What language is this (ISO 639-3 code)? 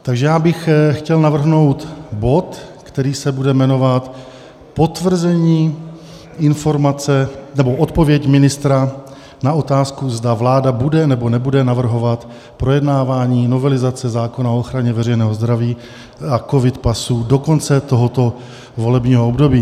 ces